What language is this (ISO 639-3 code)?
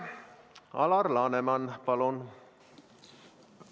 est